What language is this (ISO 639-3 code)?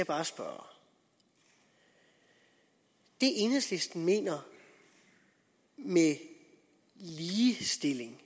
dan